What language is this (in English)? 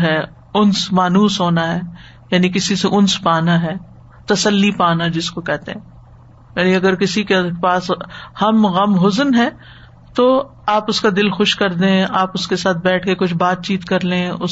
Urdu